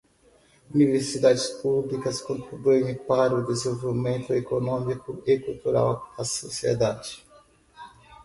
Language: Portuguese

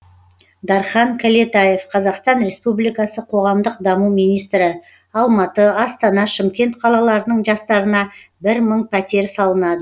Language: Kazakh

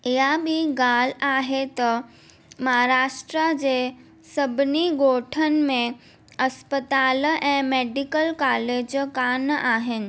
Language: Sindhi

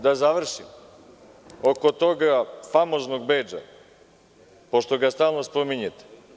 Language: Serbian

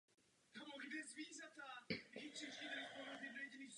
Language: Czech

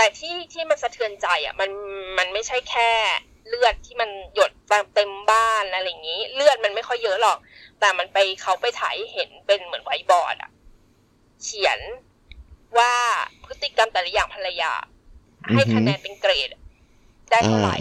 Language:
Thai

